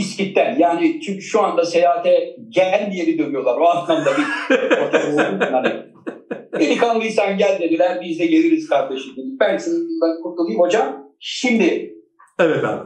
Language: Turkish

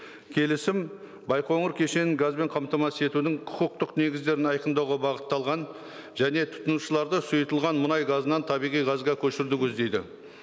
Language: Kazakh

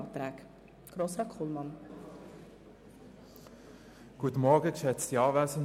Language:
Swiss German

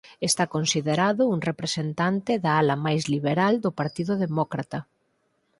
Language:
Galician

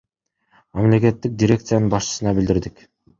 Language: Kyrgyz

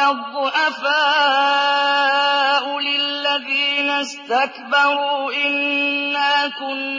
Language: Arabic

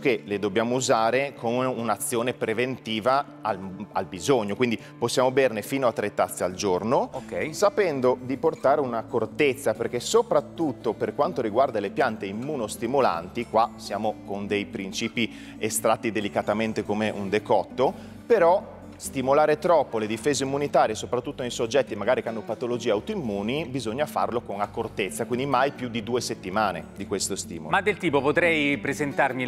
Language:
Italian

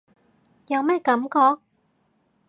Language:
Cantonese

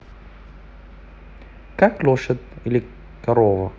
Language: Russian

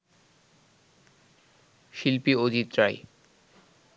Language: Bangla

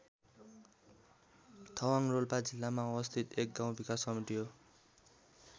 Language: Nepali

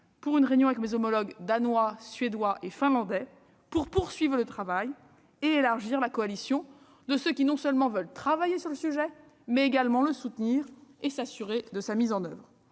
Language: French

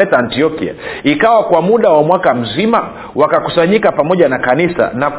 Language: Swahili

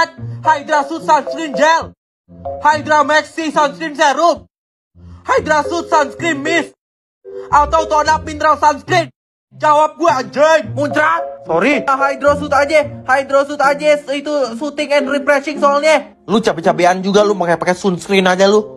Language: Indonesian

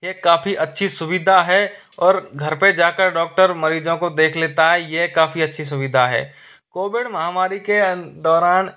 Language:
Hindi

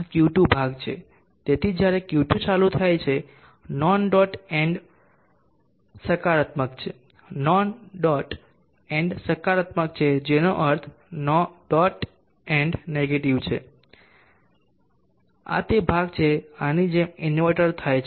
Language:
Gujarati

